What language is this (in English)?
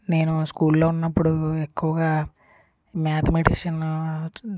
Telugu